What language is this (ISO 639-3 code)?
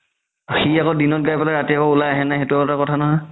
asm